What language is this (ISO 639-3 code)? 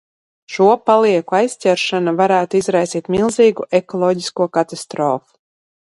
lav